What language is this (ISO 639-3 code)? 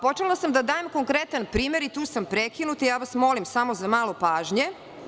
srp